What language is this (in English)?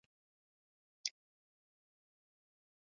Bangla